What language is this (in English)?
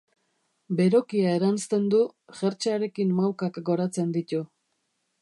Basque